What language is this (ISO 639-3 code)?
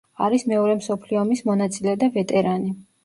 kat